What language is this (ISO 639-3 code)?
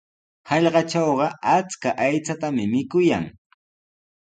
qws